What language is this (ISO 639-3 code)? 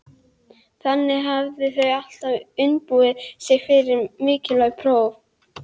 isl